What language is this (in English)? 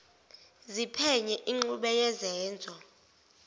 Zulu